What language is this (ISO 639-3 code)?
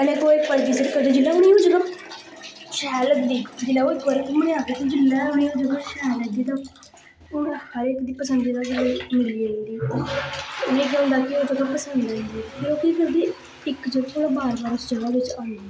doi